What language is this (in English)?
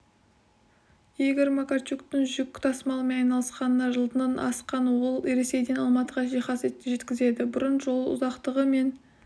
Kazakh